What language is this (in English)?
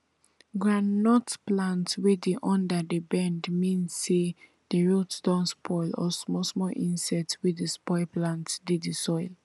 Nigerian Pidgin